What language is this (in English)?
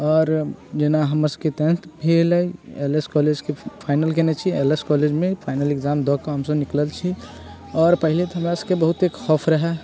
Maithili